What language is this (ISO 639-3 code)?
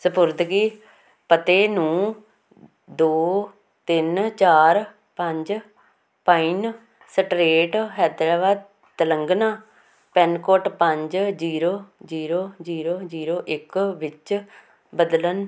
pan